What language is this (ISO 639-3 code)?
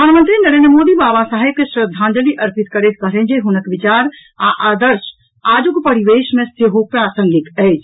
mai